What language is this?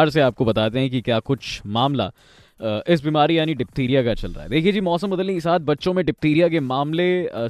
Hindi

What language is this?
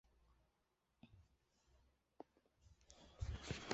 Chinese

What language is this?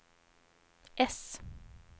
Swedish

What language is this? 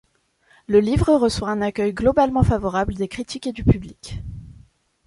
French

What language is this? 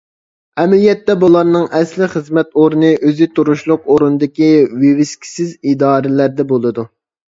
Uyghur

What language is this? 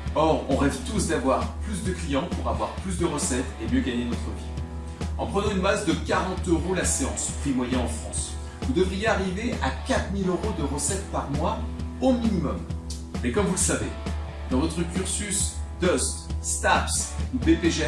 French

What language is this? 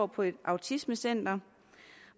Danish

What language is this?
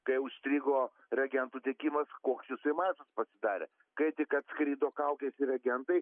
Lithuanian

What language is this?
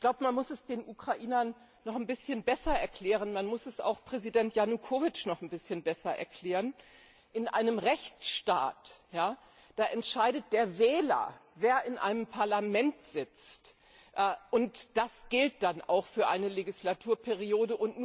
German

